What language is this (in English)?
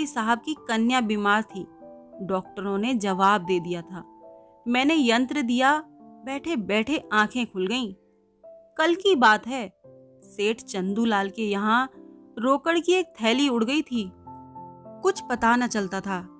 Hindi